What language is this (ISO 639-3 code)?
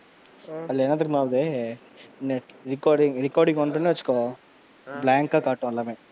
tam